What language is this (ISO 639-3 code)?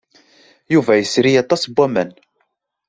kab